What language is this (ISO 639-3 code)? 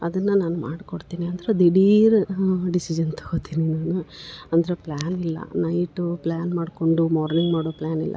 kan